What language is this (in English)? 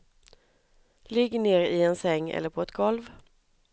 Swedish